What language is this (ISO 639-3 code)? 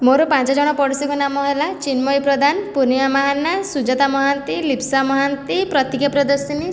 ori